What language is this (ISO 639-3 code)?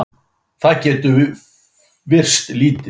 isl